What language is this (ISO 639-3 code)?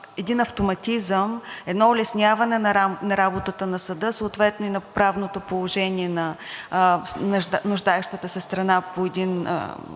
bul